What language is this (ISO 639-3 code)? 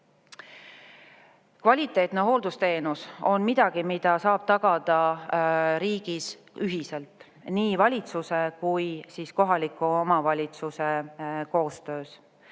est